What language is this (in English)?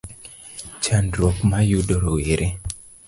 Luo (Kenya and Tanzania)